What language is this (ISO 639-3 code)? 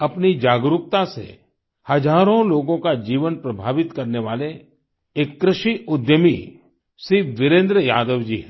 hin